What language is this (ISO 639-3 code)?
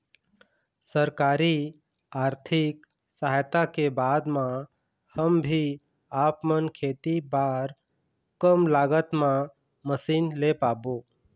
hne